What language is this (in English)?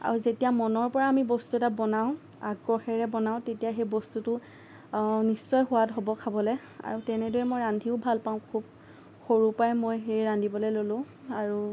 Assamese